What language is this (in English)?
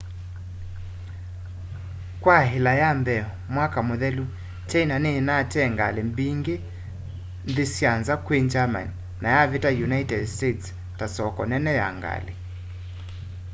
Kamba